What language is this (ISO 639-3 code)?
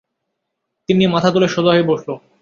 ben